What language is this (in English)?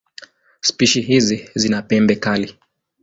Swahili